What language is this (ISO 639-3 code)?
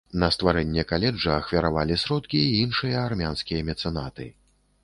bel